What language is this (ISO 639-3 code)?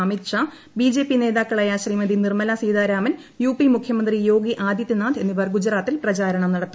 mal